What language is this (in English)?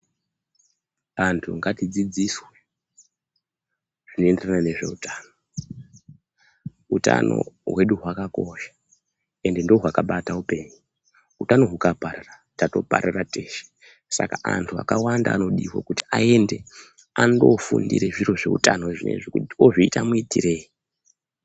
Ndau